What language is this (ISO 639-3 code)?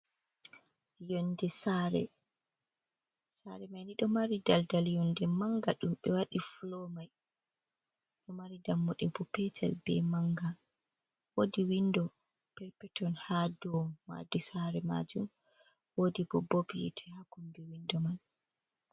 ful